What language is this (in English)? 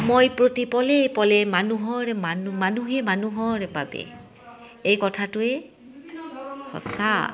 Assamese